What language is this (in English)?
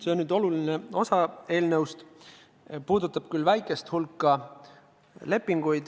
Estonian